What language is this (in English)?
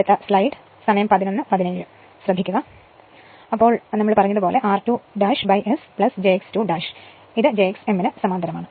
Malayalam